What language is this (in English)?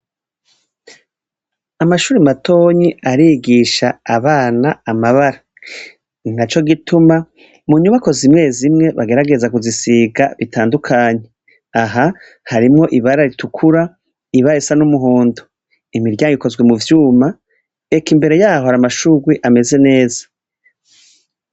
Rundi